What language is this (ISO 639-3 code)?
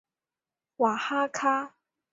zho